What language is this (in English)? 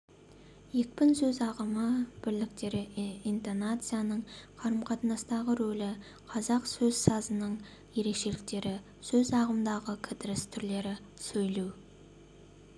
Kazakh